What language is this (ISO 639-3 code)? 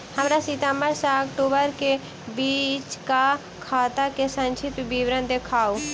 mai